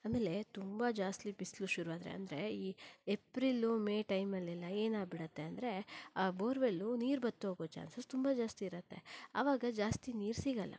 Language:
Kannada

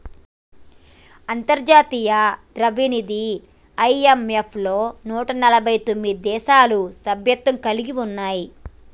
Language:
Telugu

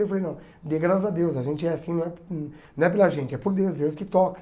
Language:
Portuguese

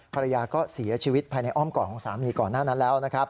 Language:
Thai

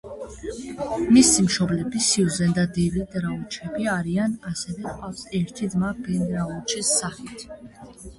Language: Georgian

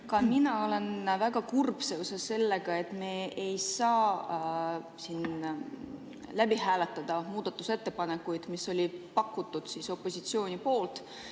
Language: Estonian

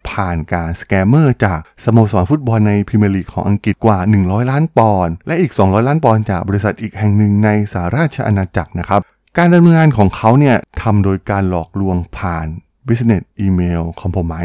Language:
Thai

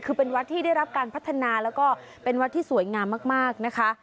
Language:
Thai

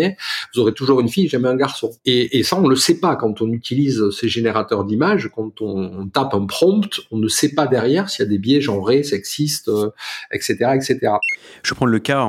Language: French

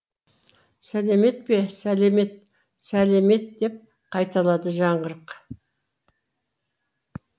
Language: Kazakh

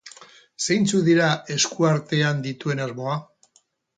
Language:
Basque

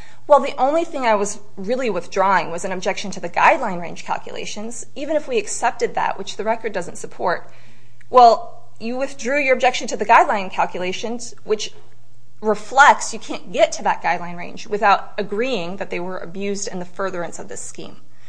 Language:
English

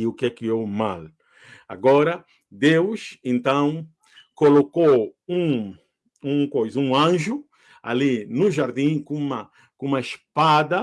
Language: Portuguese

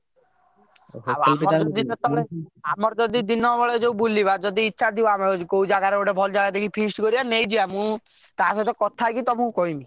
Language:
Odia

